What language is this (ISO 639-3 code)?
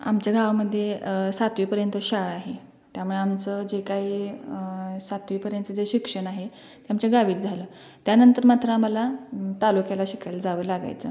mar